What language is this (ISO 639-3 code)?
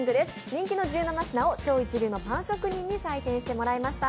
jpn